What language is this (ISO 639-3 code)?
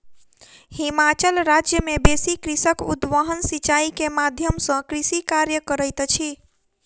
mai